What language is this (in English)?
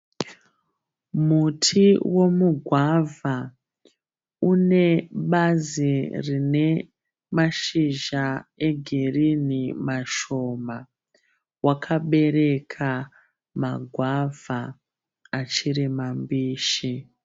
Shona